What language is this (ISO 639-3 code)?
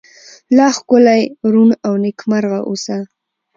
pus